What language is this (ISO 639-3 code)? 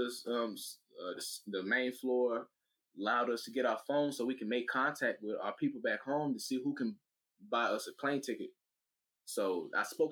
eng